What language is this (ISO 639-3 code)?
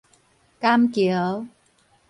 nan